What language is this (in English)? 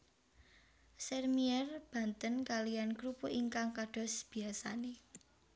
Javanese